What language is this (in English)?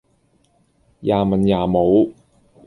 Cantonese